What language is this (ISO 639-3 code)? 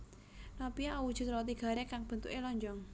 jav